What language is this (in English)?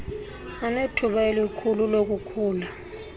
Xhosa